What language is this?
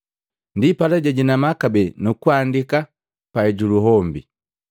Matengo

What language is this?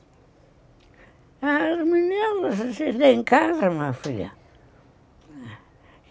Portuguese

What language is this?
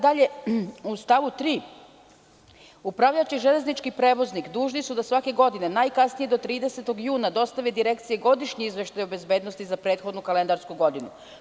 Serbian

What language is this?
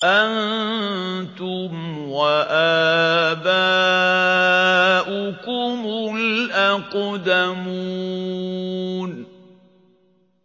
Arabic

